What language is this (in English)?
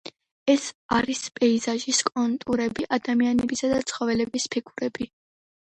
Georgian